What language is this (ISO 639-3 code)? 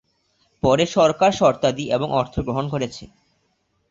ben